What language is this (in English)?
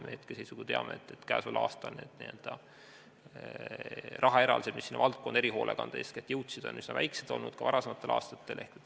Estonian